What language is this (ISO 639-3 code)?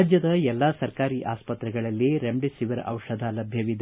kan